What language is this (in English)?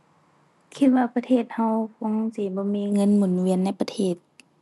Thai